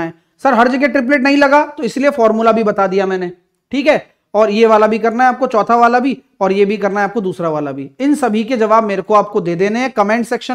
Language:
Hindi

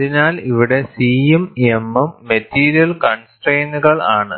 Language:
Malayalam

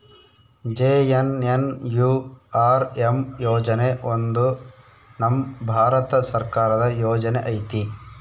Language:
Kannada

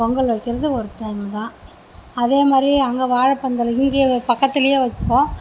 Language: Tamil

